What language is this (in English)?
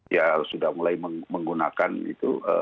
Indonesian